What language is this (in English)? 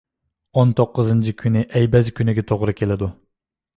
Uyghur